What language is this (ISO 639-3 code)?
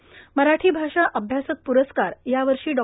mar